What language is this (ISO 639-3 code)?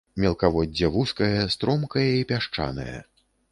bel